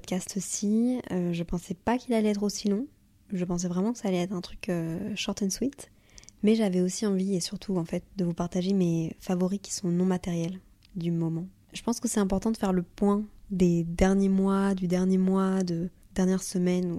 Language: French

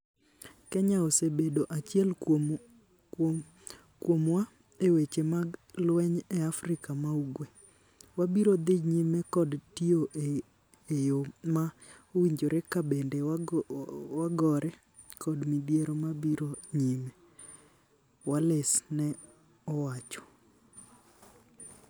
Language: Luo (Kenya and Tanzania)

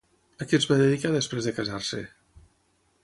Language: Catalan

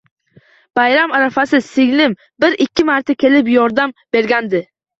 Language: Uzbek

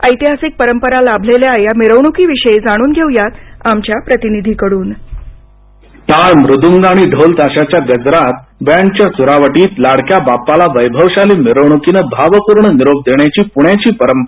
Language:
Marathi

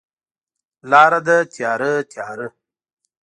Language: Pashto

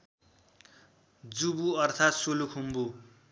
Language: Nepali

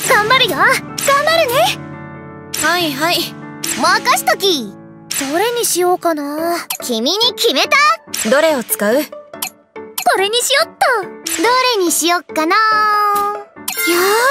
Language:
Japanese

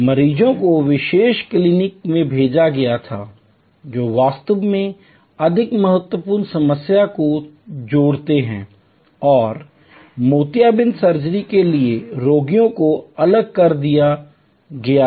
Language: Hindi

